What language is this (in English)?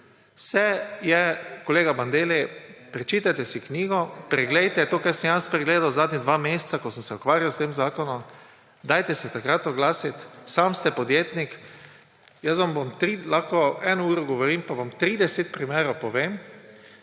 Slovenian